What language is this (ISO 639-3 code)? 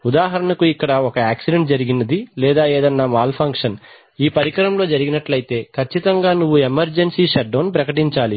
tel